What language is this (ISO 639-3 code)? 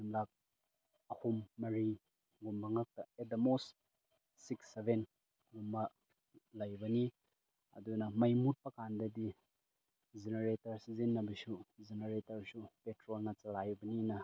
mni